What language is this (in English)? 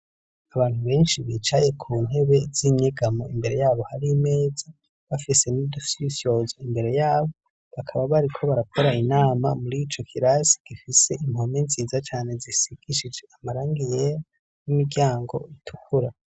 Rundi